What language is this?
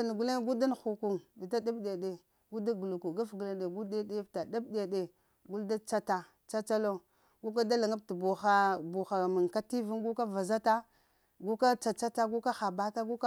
Lamang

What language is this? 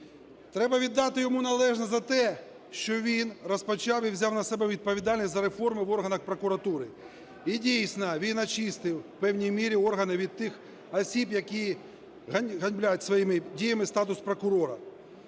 Ukrainian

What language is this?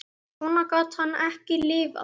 Icelandic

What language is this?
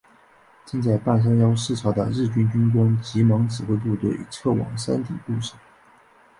Chinese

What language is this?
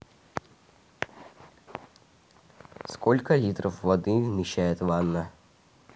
Russian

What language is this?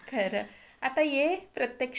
Marathi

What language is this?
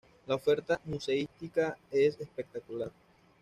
Spanish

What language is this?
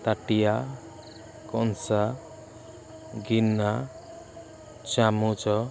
Odia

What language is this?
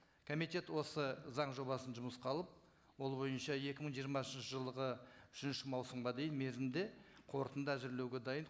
Kazakh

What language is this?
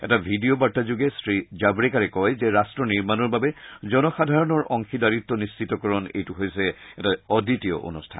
Assamese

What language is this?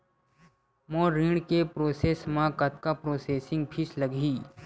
Chhattisgarhi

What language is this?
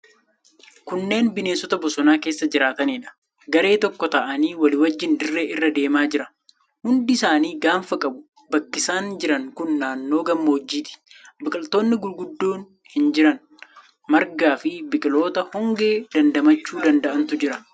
Oromo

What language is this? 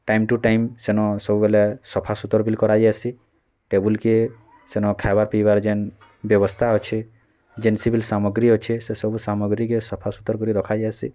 Odia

